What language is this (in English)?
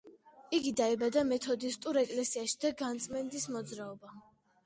Georgian